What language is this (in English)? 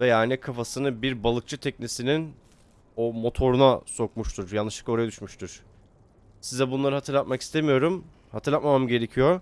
Turkish